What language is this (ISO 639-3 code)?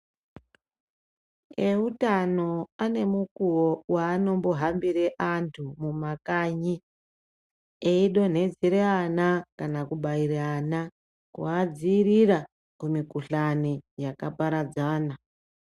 ndc